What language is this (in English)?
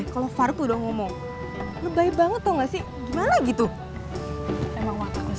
Indonesian